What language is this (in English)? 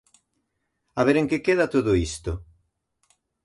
Galician